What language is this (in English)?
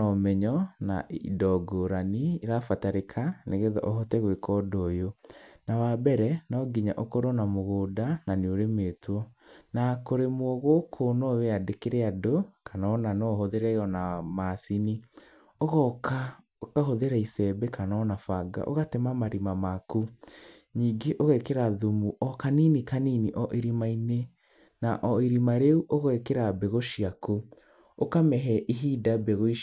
Kikuyu